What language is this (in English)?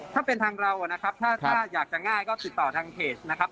Thai